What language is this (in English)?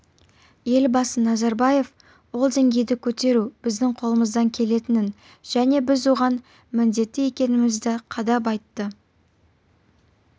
Kazakh